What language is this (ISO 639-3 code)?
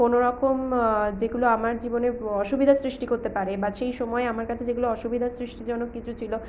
ben